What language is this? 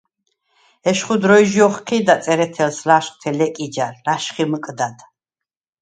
Svan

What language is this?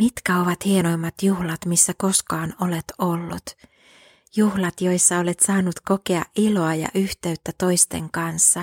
Finnish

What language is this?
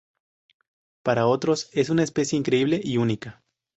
Spanish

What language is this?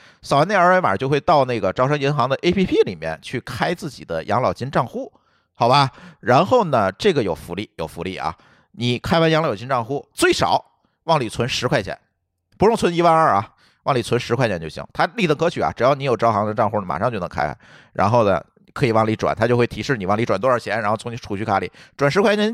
Chinese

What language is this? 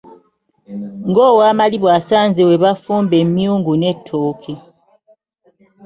Ganda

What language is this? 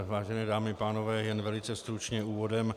Czech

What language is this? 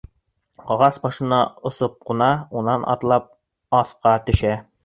Bashkir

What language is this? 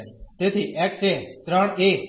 Gujarati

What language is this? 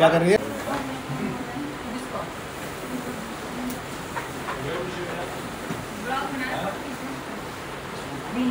Hindi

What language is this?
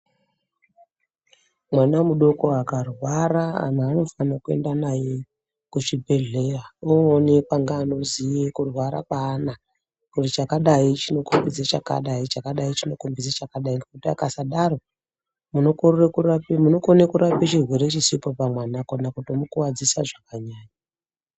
Ndau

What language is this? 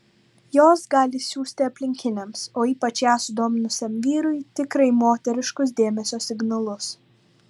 Lithuanian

